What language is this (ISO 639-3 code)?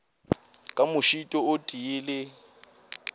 nso